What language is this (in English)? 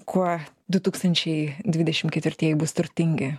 Lithuanian